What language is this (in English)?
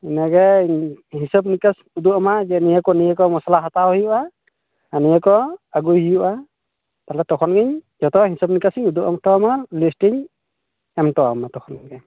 Santali